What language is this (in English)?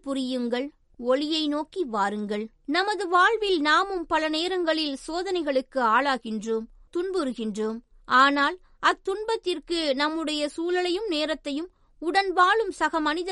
Tamil